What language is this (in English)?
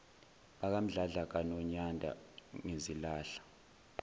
Zulu